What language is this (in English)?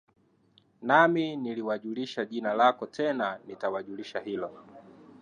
Swahili